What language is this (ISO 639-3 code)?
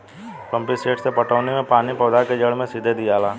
bho